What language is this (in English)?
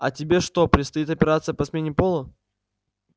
Russian